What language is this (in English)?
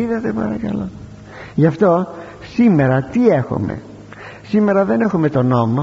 Greek